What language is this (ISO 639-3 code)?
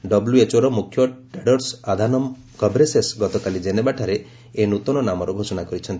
ori